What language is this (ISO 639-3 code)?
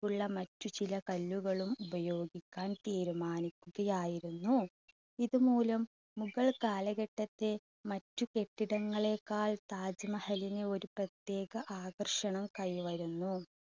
mal